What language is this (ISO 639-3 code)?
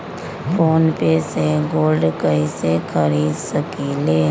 mag